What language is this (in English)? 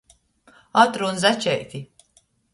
Latgalian